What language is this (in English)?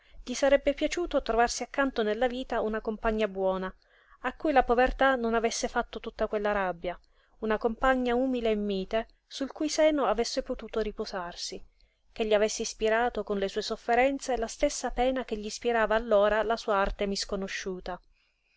Italian